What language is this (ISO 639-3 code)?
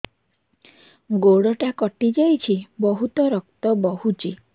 ori